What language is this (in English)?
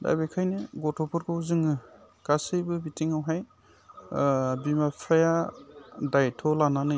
Bodo